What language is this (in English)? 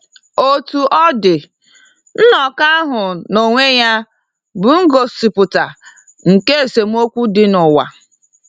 Igbo